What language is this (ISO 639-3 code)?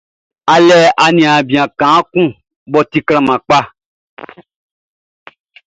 bci